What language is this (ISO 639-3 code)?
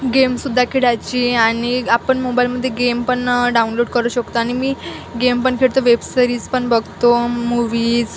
mar